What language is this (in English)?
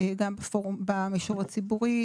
Hebrew